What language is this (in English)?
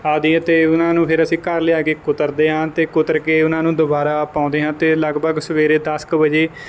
Punjabi